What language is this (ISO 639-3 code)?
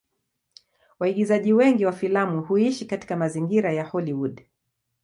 swa